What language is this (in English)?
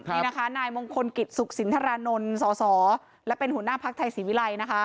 Thai